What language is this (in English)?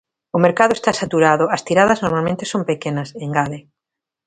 Galician